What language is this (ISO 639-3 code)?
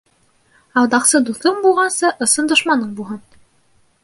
bak